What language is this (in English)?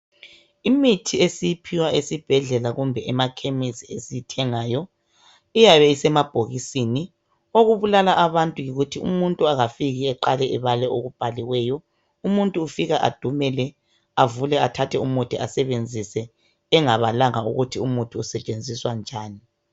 North Ndebele